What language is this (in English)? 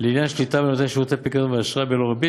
Hebrew